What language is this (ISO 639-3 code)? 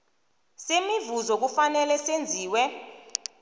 nbl